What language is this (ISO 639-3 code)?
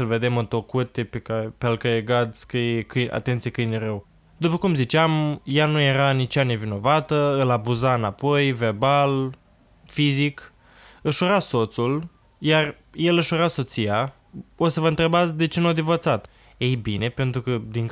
ron